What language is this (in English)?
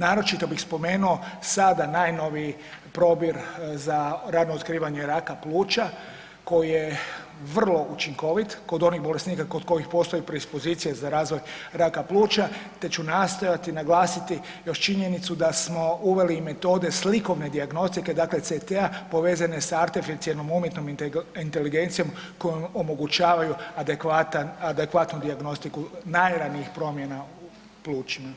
Croatian